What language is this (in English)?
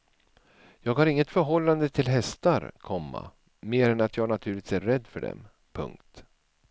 Swedish